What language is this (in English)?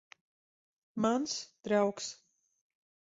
Latvian